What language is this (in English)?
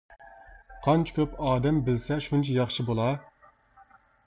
Uyghur